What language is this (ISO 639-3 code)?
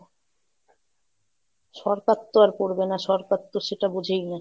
ben